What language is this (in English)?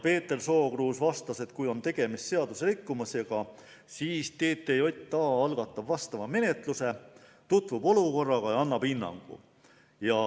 Estonian